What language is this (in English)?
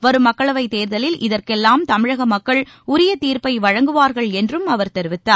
Tamil